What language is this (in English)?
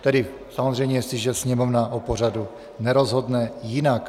Czech